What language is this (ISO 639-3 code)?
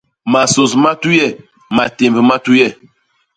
bas